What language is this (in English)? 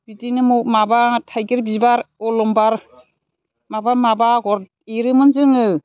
Bodo